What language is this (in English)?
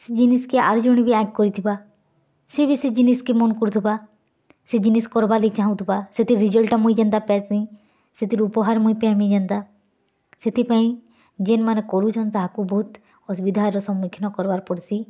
Odia